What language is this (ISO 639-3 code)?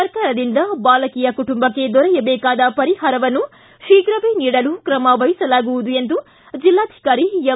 kan